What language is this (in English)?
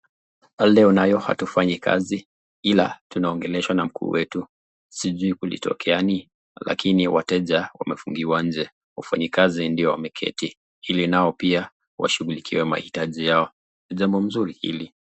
Swahili